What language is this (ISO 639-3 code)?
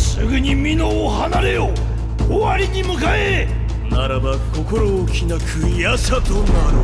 jpn